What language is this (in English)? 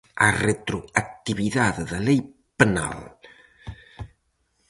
Galician